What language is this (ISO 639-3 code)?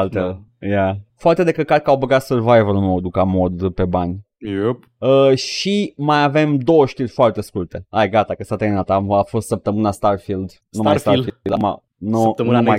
ron